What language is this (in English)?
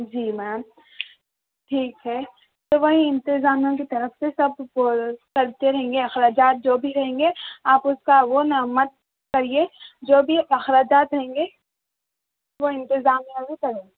Urdu